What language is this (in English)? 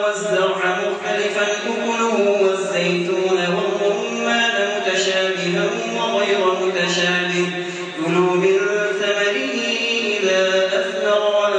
Arabic